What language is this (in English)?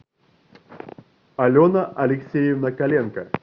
Russian